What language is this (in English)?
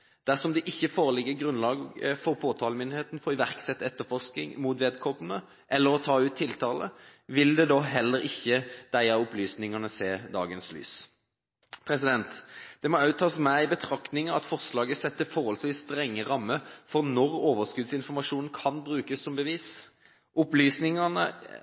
Norwegian Bokmål